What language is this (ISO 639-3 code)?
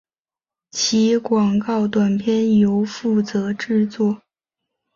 zho